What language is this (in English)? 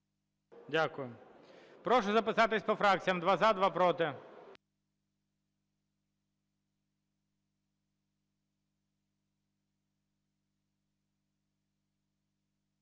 Ukrainian